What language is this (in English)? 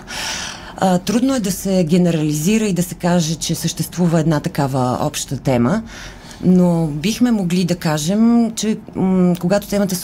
Bulgarian